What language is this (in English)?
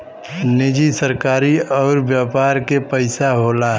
Bhojpuri